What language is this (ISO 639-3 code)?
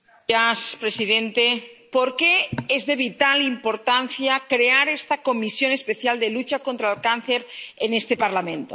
spa